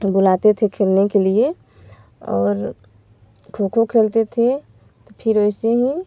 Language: Hindi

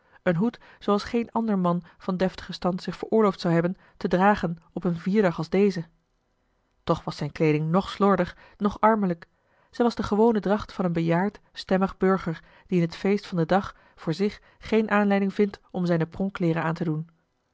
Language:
Dutch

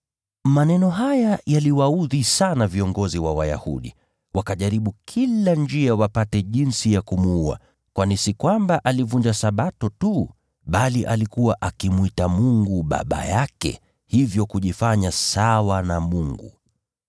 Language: Swahili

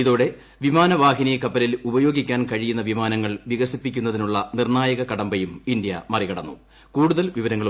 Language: Malayalam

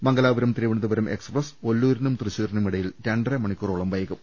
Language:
Malayalam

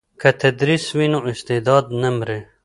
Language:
Pashto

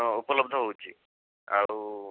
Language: Odia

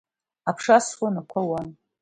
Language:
Abkhazian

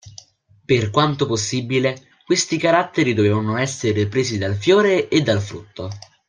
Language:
Italian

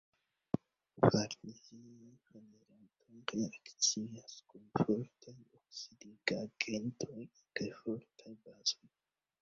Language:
Esperanto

